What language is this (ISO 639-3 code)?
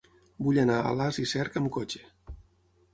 cat